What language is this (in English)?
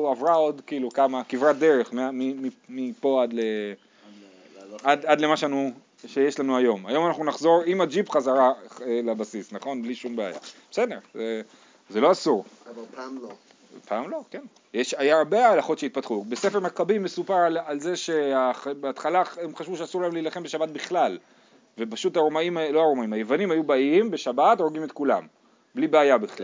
Hebrew